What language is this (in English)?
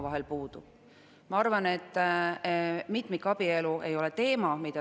Estonian